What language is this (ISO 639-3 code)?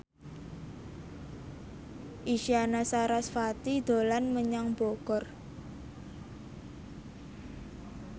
jav